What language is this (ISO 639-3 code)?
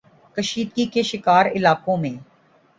urd